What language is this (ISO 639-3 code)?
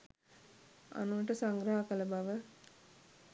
sin